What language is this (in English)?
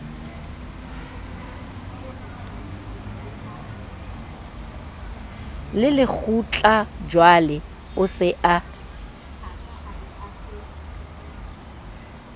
Southern Sotho